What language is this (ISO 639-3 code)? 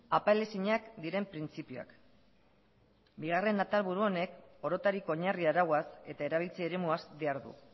eus